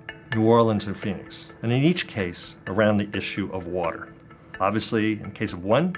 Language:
English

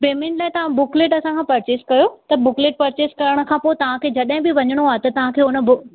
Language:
Sindhi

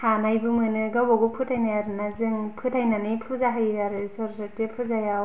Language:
Bodo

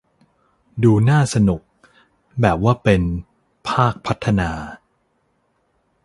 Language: Thai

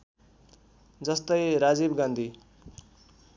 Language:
Nepali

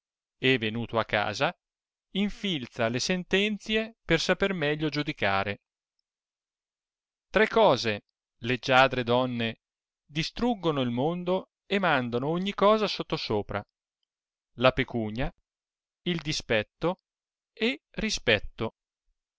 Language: Italian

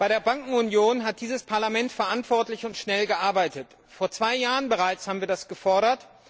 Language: German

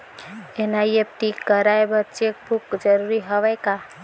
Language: Chhattisgarhi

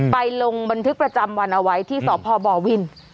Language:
Thai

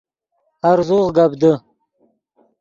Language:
Yidgha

